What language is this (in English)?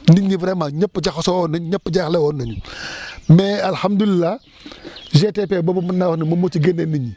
Wolof